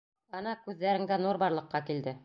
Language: Bashkir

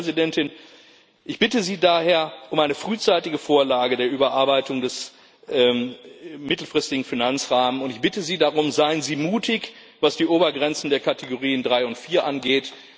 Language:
German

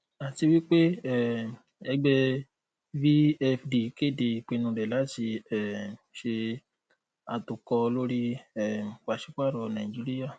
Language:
Yoruba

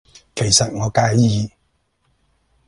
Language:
Cantonese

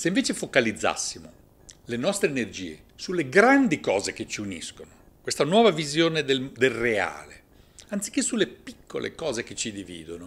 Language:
Italian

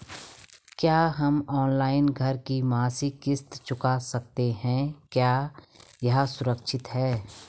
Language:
Hindi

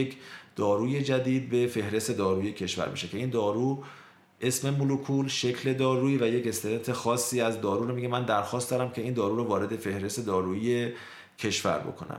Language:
Persian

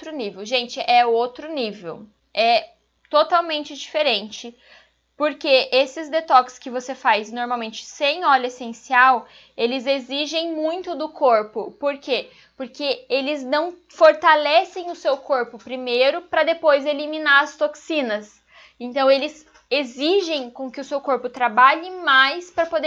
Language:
Portuguese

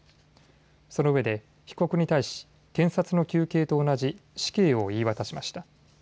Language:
Japanese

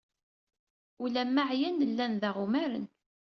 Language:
Kabyle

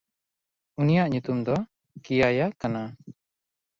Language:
Santali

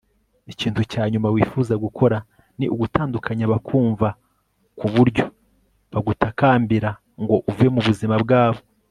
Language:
Kinyarwanda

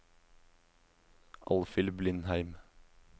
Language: Norwegian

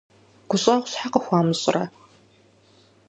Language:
Kabardian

